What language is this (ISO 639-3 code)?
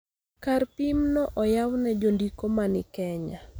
luo